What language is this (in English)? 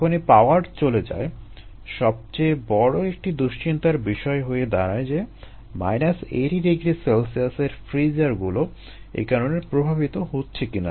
Bangla